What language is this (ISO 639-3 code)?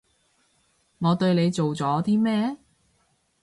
yue